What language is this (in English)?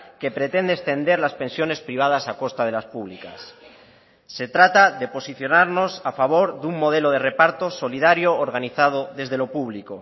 Spanish